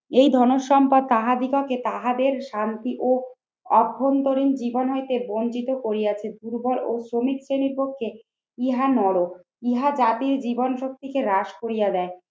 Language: Bangla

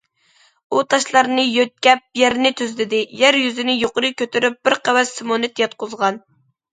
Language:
Uyghur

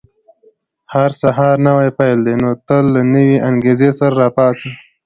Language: Pashto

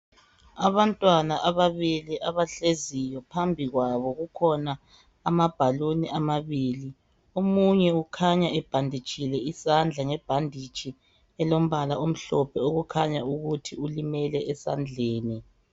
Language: North Ndebele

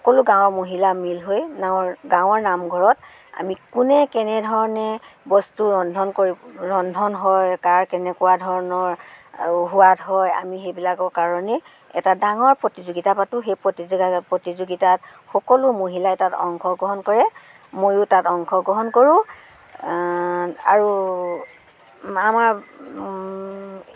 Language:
Assamese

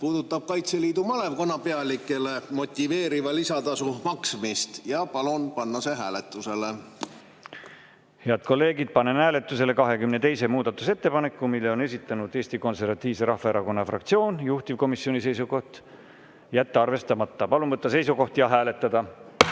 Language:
Estonian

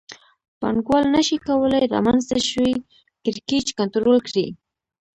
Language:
Pashto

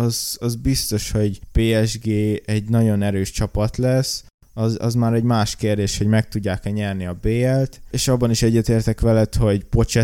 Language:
Hungarian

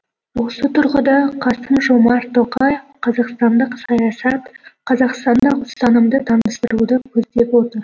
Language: Kazakh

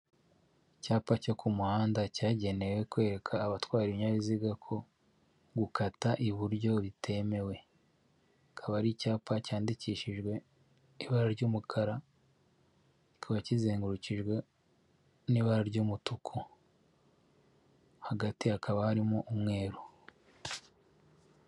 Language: Kinyarwanda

